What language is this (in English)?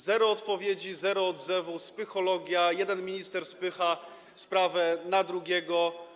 Polish